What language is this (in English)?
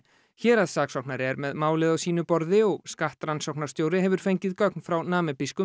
Icelandic